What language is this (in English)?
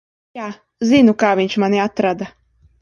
Latvian